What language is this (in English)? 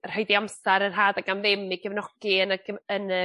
Welsh